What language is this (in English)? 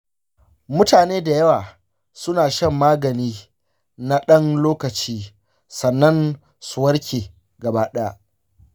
Hausa